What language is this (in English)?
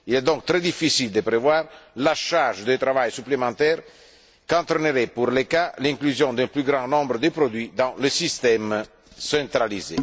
French